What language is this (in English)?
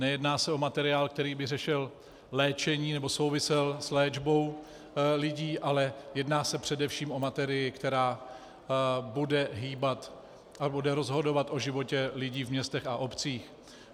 Czech